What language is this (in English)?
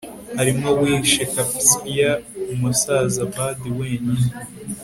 Kinyarwanda